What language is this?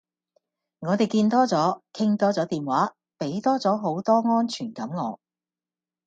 Cantonese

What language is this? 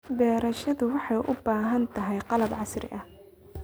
Somali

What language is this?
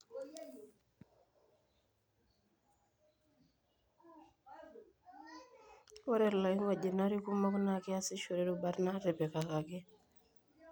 Masai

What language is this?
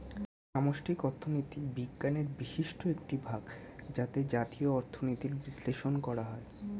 Bangla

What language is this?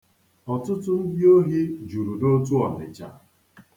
Igbo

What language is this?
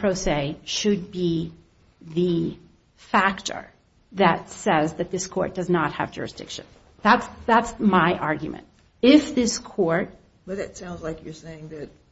English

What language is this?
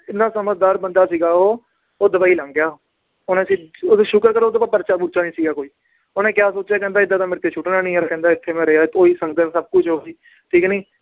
Punjabi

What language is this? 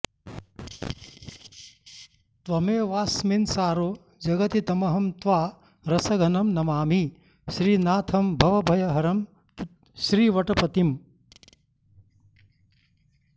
Sanskrit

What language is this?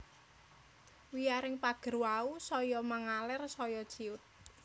Javanese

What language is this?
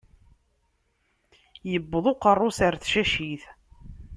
Kabyle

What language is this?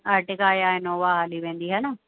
Sindhi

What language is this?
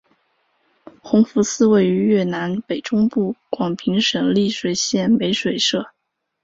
Chinese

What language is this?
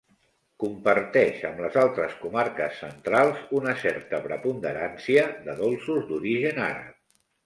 Catalan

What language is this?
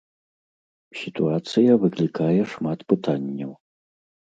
Belarusian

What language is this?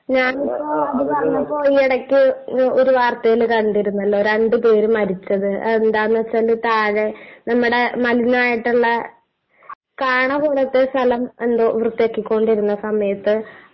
Malayalam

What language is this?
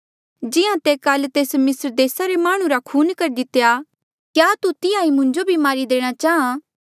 Mandeali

